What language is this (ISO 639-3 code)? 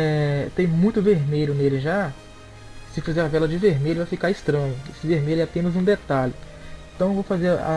por